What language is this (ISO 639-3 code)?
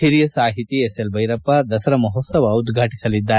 kan